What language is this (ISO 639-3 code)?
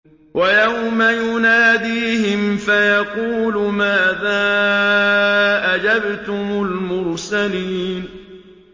ara